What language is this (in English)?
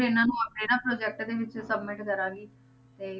Punjabi